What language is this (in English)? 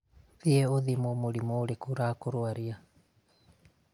Kikuyu